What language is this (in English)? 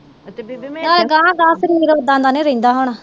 Punjabi